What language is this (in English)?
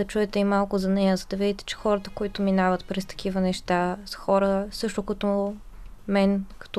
Bulgarian